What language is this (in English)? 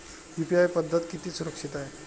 Marathi